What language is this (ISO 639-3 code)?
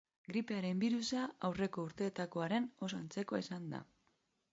eus